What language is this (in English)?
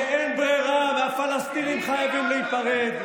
Hebrew